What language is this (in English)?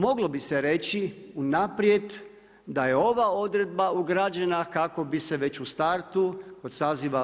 Croatian